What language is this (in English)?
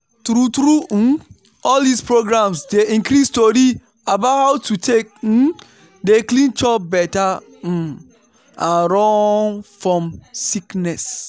Nigerian Pidgin